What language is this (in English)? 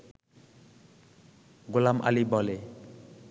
Bangla